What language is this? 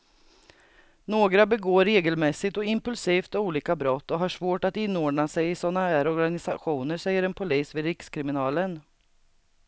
Swedish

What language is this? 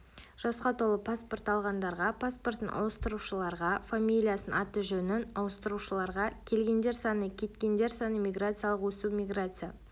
Kazakh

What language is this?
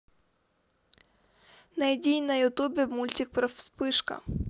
Russian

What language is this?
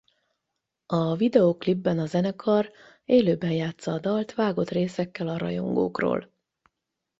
Hungarian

